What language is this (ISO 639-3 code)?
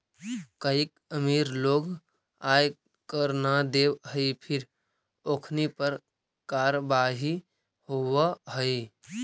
mag